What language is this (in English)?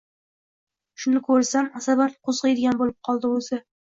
Uzbek